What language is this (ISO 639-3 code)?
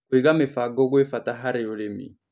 kik